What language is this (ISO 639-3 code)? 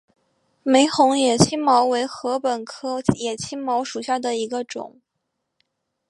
zho